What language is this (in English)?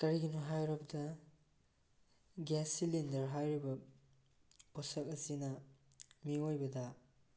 Manipuri